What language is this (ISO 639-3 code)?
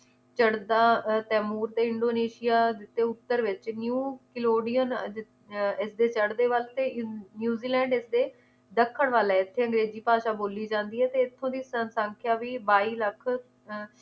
pan